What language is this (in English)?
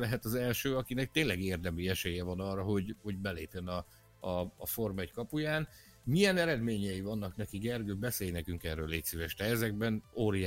Hungarian